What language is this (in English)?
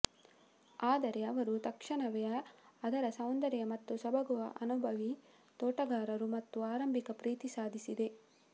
Kannada